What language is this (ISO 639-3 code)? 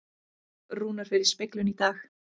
isl